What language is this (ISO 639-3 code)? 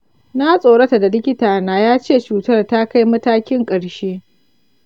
hau